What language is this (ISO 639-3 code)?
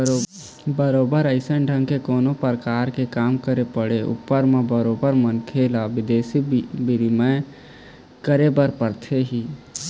hne